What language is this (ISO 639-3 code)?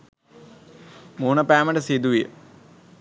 sin